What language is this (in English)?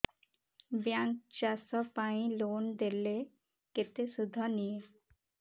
Odia